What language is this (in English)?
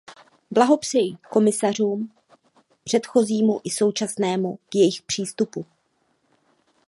Czech